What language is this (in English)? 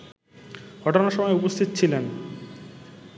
Bangla